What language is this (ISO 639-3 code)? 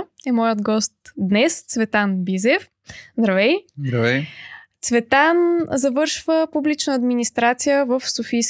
bul